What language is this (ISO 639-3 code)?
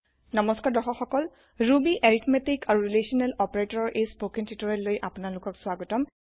asm